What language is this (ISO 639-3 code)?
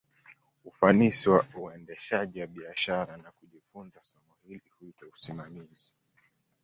swa